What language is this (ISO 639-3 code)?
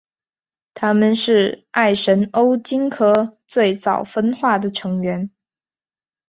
zho